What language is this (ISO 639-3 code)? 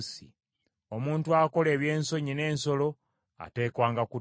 lug